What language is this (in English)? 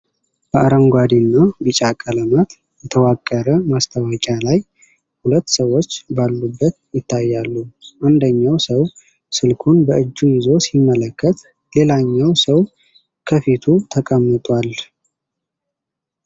Amharic